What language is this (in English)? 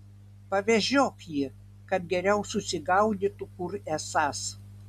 Lithuanian